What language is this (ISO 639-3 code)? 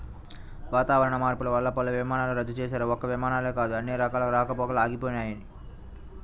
tel